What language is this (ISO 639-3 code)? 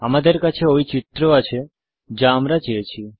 ben